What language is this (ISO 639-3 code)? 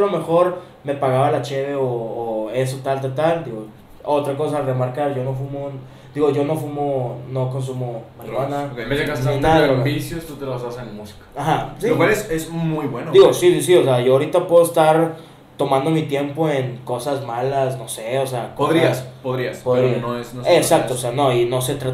spa